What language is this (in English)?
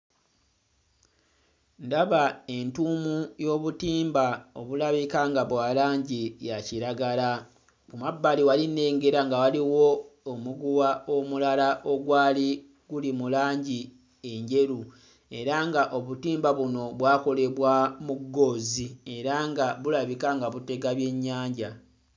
Ganda